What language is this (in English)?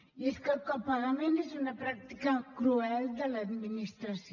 Catalan